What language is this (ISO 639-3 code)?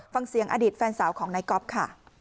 tha